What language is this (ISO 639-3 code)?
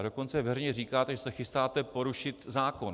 ces